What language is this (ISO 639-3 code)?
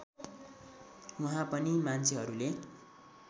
nep